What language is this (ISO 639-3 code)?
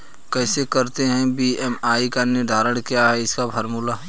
hin